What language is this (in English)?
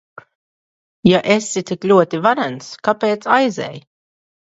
Latvian